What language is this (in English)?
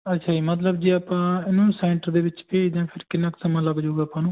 Punjabi